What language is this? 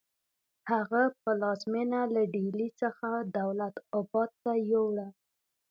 Pashto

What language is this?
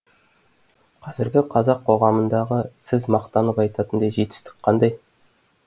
Kazakh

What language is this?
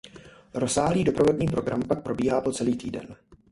Czech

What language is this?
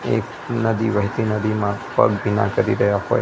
Gujarati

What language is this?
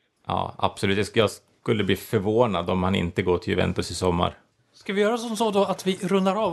Swedish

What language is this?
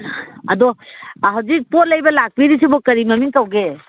Manipuri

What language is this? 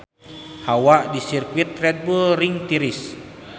Sundanese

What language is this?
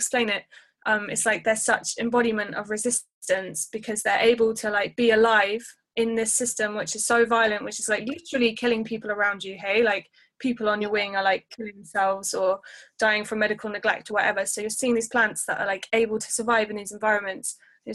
English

